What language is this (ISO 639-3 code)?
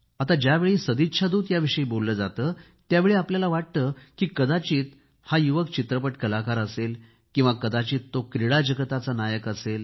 mar